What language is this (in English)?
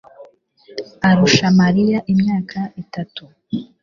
Kinyarwanda